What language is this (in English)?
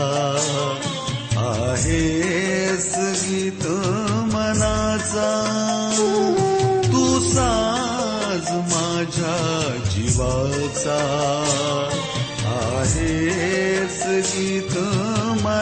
Marathi